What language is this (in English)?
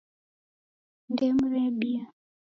Taita